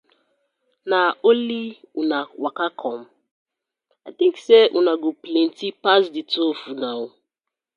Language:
Nigerian Pidgin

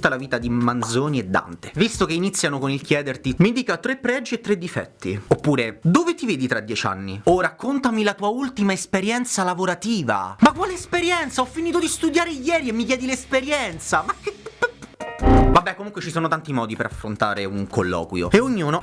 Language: Italian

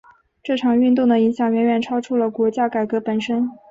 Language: Chinese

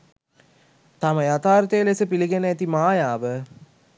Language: Sinhala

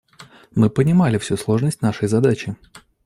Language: Russian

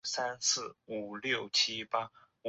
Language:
Chinese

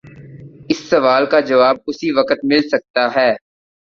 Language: Urdu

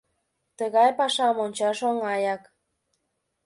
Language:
Mari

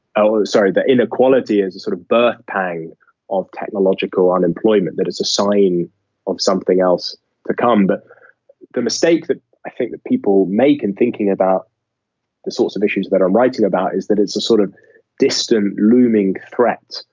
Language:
English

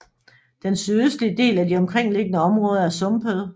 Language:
Danish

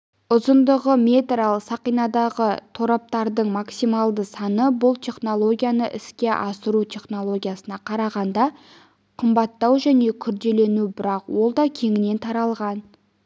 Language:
Kazakh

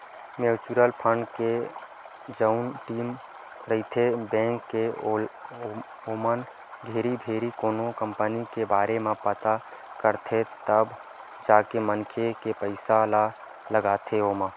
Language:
Chhattisgarhi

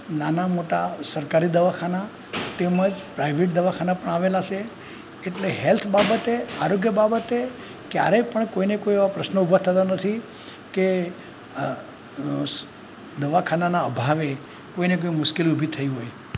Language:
Gujarati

